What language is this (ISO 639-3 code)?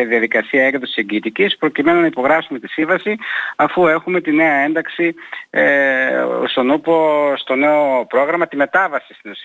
ell